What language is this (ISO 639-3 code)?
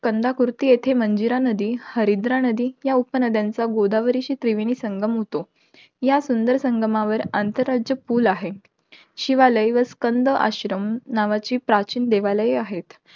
mar